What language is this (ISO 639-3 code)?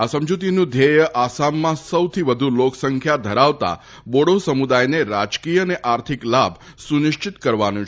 guj